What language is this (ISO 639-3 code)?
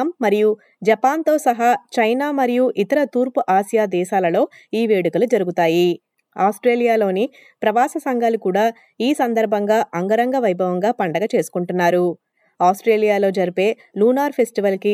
tel